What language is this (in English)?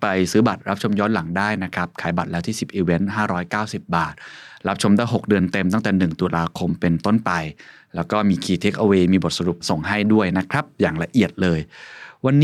Thai